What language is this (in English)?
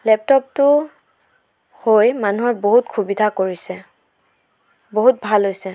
Assamese